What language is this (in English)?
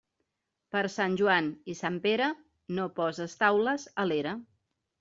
Catalan